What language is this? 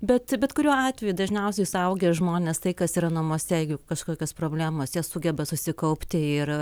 Lithuanian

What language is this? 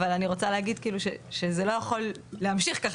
Hebrew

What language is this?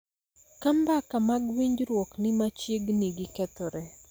Luo (Kenya and Tanzania)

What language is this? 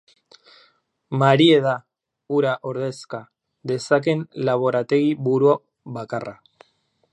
Basque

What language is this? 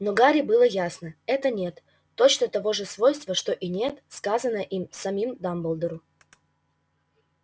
Russian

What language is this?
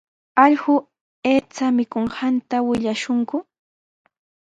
Sihuas Ancash Quechua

